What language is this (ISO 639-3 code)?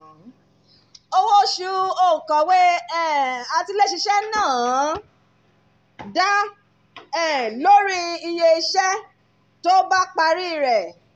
yor